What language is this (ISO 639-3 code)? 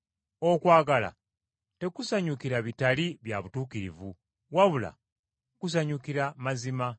lug